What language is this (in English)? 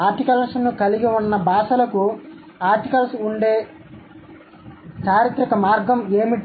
Telugu